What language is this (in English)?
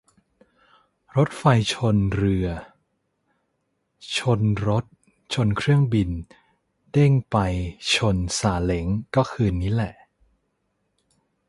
Thai